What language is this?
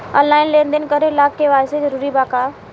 Bhojpuri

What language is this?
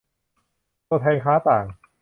Thai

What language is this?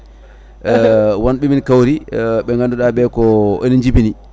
Fula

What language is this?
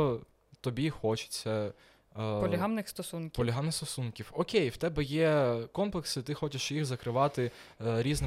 Ukrainian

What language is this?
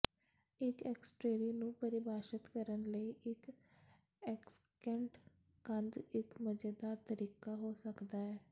Punjabi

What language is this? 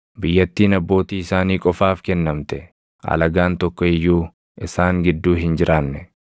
Oromo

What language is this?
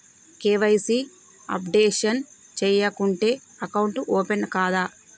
Telugu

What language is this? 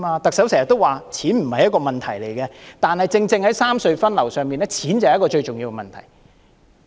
Cantonese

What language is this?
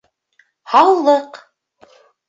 Bashkir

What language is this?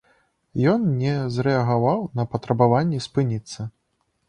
Belarusian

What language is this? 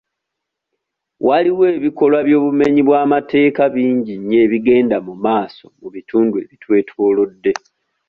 Ganda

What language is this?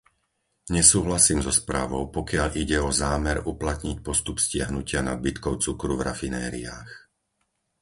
Slovak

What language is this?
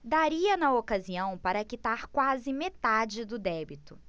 Portuguese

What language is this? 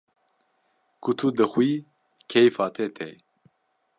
Kurdish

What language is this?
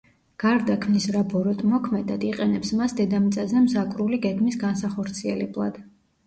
Georgian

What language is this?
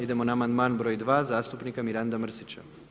Croatian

